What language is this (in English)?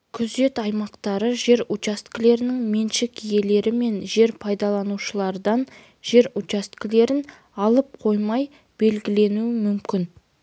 Kazakh